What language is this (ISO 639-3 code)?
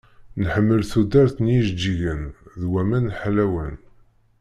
kab